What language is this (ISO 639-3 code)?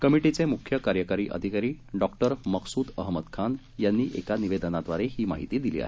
mar